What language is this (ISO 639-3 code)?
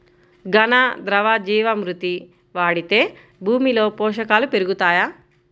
tel